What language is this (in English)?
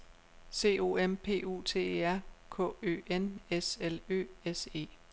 Danish